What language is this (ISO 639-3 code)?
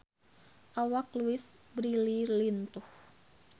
sun